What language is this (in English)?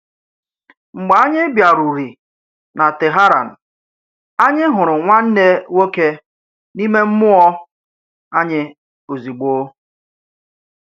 Igbo